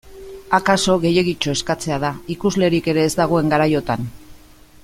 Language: Basque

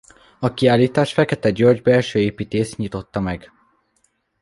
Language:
Hungarian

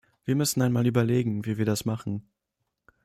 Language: German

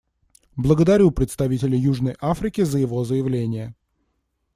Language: Russian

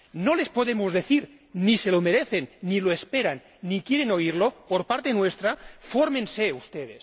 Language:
Spanish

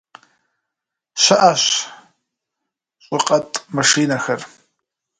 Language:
Kabardian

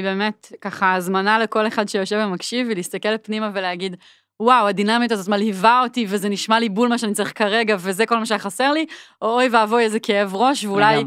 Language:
Hebrew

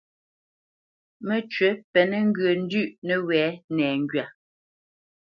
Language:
Bamenyam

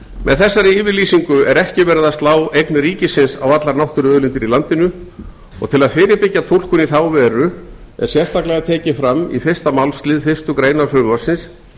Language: Icelandic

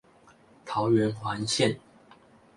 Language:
Chinese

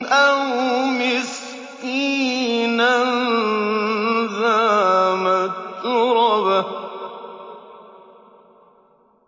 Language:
Arabic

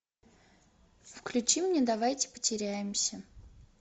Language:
Russian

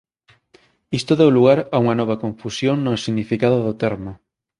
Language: Galician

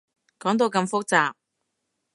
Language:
Cantonese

